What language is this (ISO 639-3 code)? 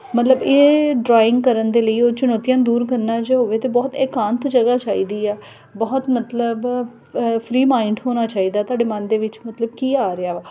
pan